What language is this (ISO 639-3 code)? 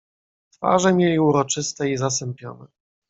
pol